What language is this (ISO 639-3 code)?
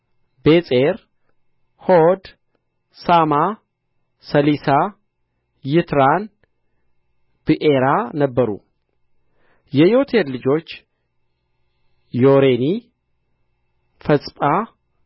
amh